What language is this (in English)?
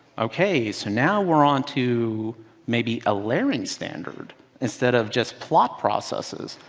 English